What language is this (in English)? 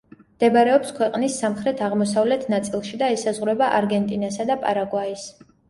Georgian